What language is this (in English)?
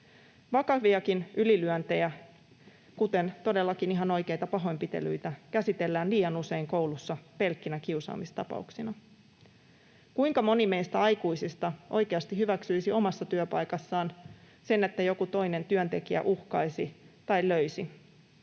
Finnish